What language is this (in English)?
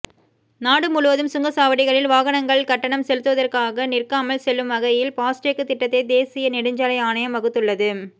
Tamil